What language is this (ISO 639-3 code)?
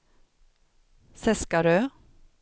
swe